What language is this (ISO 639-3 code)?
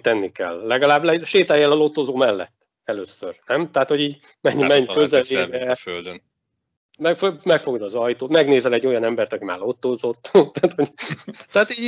hun